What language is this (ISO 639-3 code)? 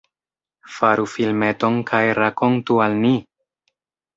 epo